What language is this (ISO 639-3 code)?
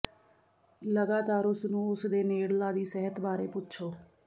pan